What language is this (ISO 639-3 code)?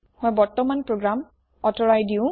asm